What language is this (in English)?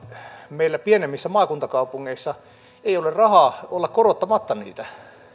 Finnish